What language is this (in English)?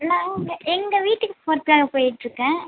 Tamil